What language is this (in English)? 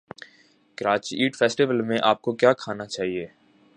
Urdu